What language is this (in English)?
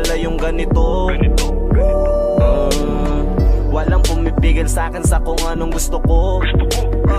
Filipino